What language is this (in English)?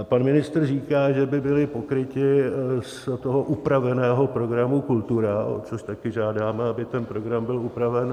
Czech